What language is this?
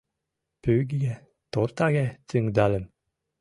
Mari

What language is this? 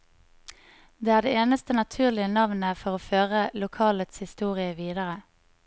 Norwegian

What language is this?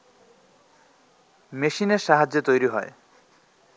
Bangla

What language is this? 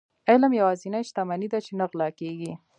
Pashto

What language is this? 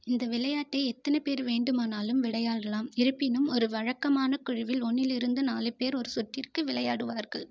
Tamil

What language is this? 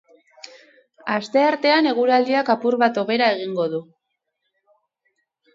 Basque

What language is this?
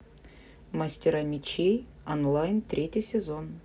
Russian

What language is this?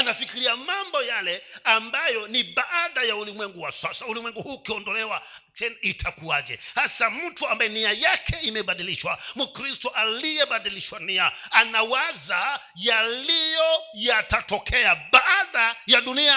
Swahili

